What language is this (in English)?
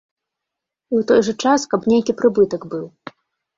Belarusian